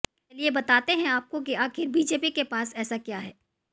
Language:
Hindi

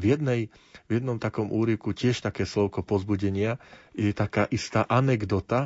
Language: Slovak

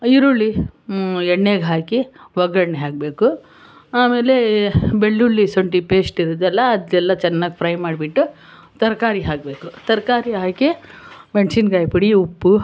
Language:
Kannada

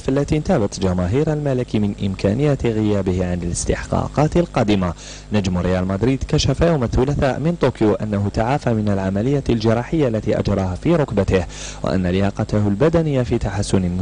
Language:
Arabic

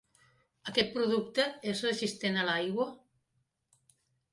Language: Catalan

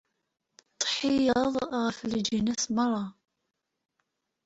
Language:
Kabyle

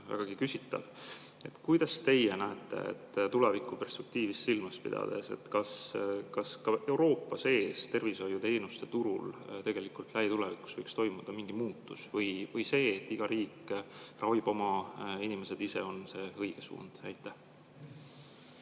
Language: Estonian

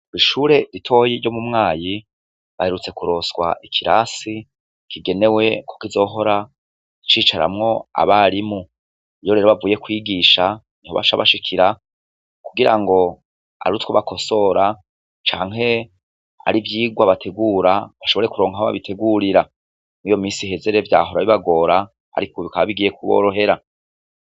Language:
Rundi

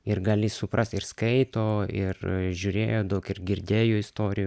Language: Lithuanian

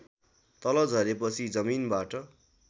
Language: Nepali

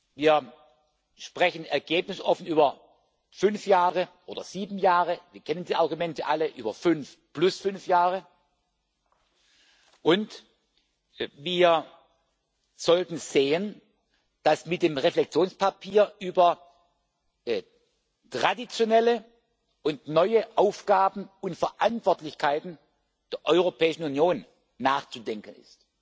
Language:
German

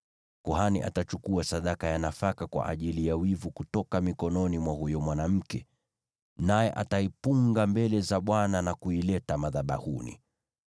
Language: Swahili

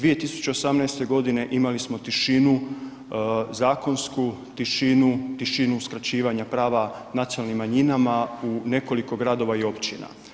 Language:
Croatian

